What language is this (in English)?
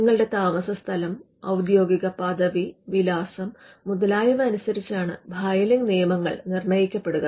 Malayalam